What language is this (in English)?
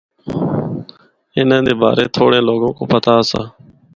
Northern Hindko